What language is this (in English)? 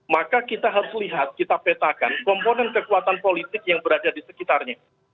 Indonesian